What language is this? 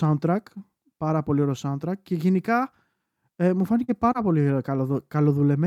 Greek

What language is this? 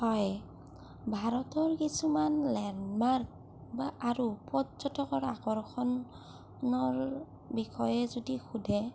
Assamese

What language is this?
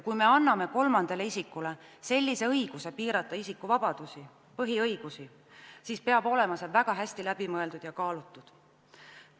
Estonian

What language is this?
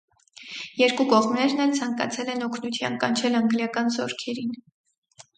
Armenian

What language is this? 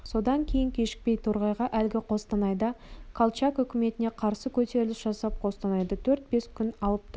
Kazakh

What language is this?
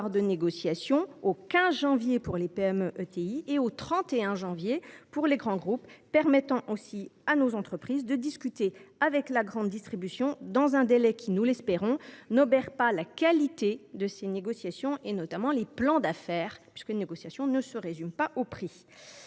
French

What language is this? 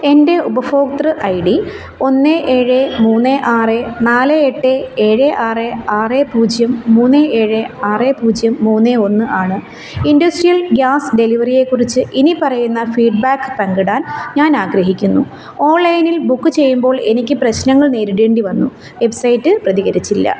Malayalam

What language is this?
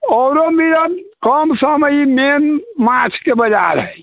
Maithili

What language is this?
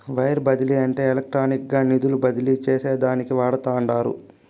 Telugu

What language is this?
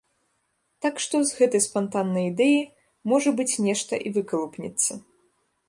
Belarusian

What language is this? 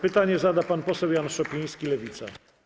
Polish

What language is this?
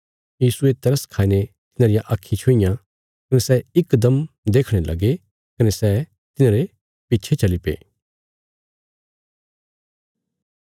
Bilaspuri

